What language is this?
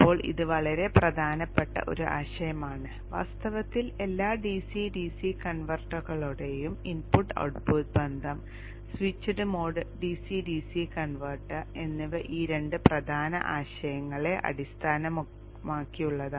Malayalam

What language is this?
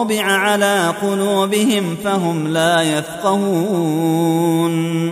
Arabic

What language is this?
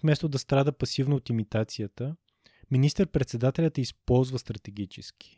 Bulgarian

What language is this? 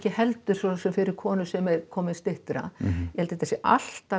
Icelandic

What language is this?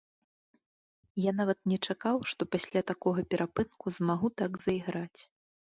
Belarusian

